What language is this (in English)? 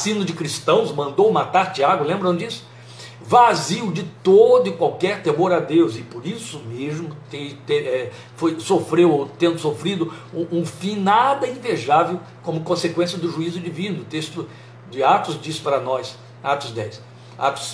Portuguese